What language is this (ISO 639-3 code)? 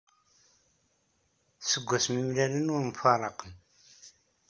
kab